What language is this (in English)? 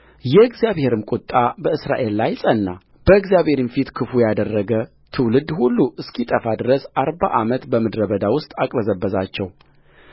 Amharic